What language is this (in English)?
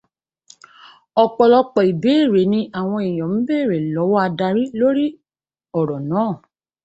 Yoruba